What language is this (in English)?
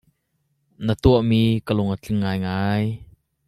Hakha Chin